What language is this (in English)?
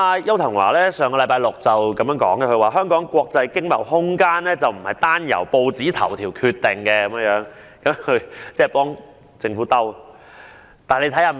Cantonese